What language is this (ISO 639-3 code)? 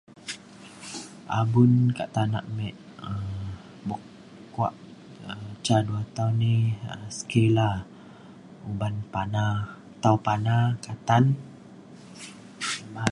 xkl